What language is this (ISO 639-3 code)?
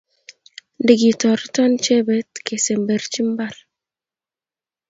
kln